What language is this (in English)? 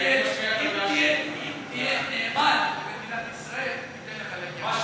Hebrew